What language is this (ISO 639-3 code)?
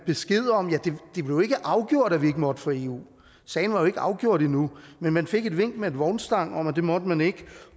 dan